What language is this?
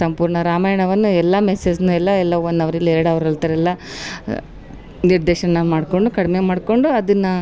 Kannada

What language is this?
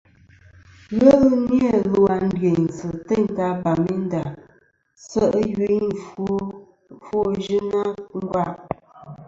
Kom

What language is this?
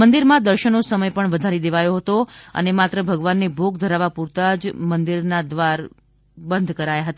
Gujarati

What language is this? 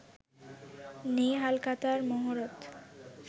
Bangla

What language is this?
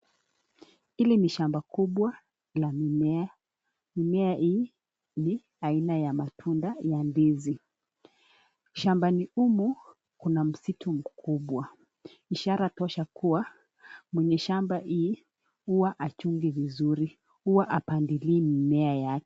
Swahili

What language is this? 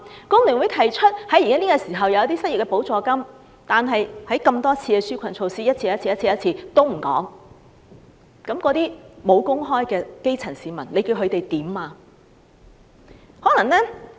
Cantonese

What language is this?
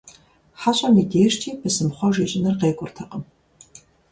Kabardian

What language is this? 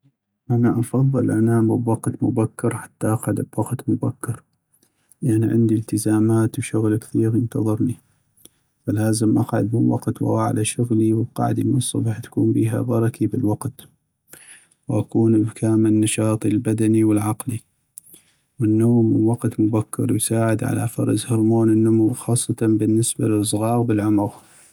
North Mesopotamian Arabic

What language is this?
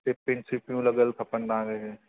Sindhi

